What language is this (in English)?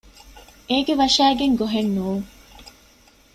Divehi